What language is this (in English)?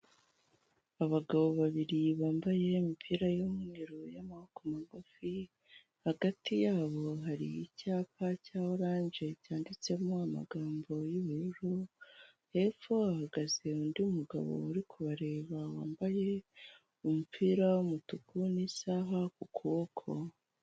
Kinyarwanda